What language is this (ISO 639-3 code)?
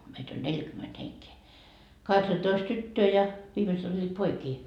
fin